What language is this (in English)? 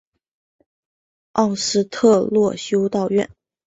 Chinese